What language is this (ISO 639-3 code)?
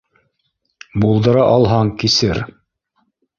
bak